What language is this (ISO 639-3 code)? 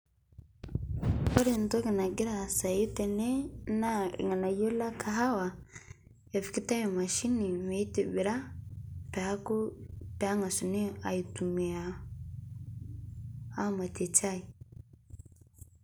mas